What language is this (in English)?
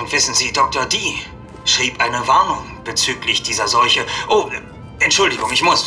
German